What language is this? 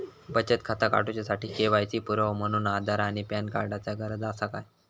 Marathi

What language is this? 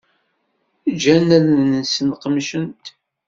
Kabyle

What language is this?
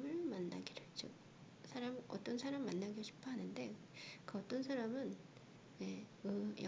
Korean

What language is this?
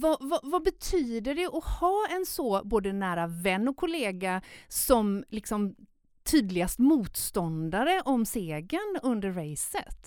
Swedish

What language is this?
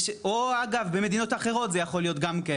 Hebrew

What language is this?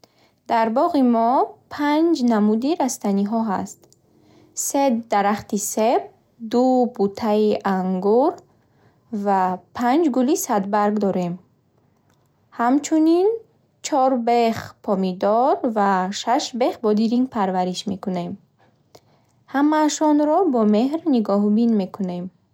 Bukharic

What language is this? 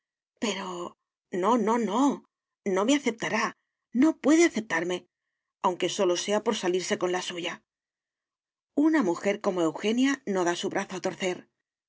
Spanish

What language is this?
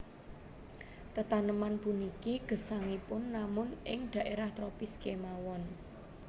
Javanese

